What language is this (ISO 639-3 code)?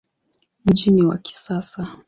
swa